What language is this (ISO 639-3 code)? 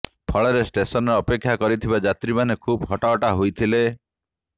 ori